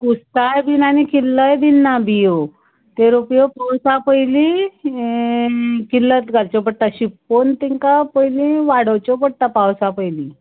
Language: Konkani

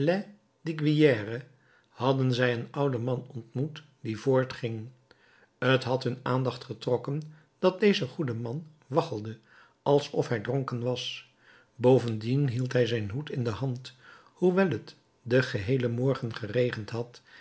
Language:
Dutch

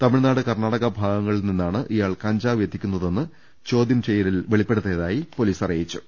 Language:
Malayalam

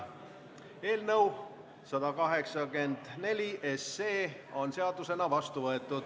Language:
Estonian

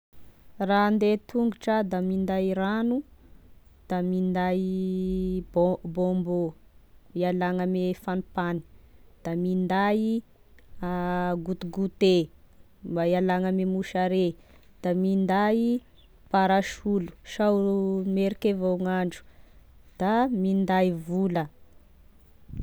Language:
Tesaka Malagasy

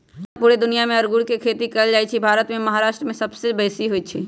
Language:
Magahi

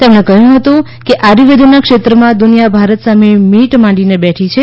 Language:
Gujarati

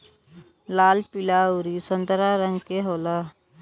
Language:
Bhojpuri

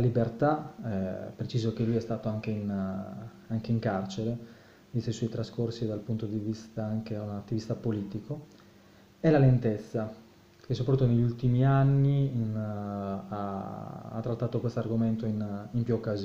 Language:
Italian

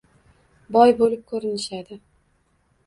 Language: Uzbek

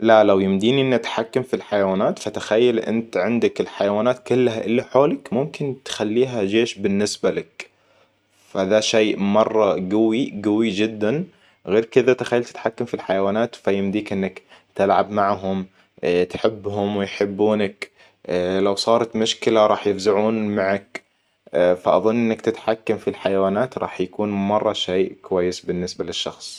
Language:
Hijazi Arabic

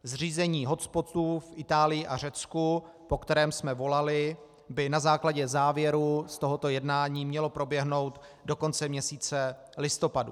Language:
Czech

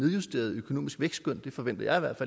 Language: Danish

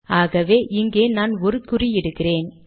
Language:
Tamil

